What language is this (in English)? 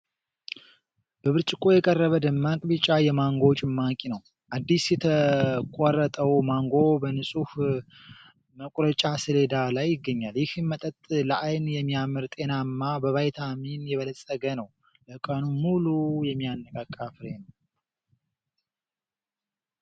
Amharic